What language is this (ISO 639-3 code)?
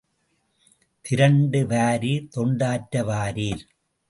tam